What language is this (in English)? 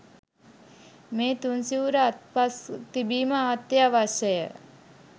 Sinhala